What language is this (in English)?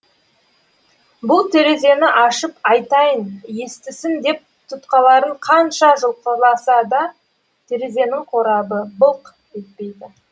Kazakh